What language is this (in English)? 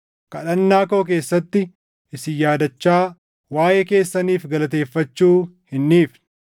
Oromo